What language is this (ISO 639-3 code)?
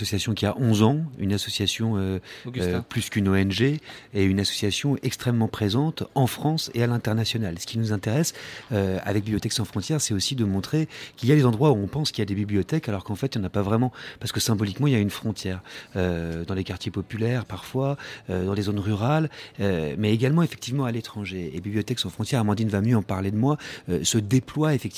fra